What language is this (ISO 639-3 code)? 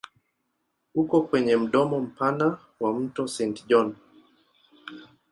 swa